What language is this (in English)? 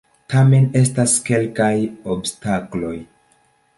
Esperanto